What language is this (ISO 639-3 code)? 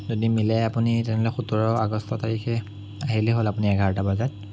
asm